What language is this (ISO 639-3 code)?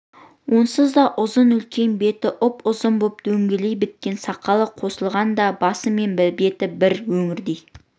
kaz